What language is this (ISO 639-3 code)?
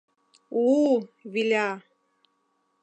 chm